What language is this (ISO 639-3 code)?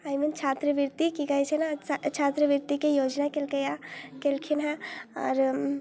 mai